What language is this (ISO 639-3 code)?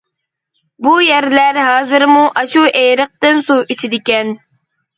uig